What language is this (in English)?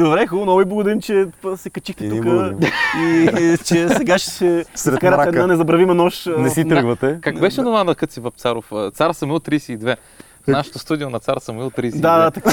Bulgarian